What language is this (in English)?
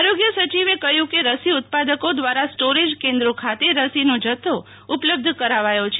Gujarati